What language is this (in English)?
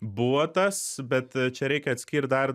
Lithuanian